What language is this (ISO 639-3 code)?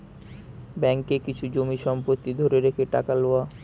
ben